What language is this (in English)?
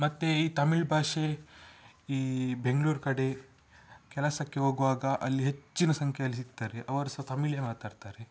Kannada